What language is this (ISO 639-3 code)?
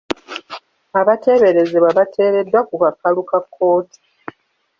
lug